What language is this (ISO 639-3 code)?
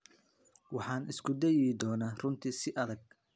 som